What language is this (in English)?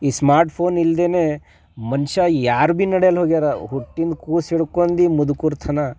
Kannada